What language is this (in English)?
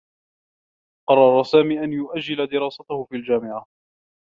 Arabic